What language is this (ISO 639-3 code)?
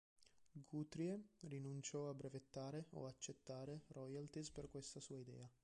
ita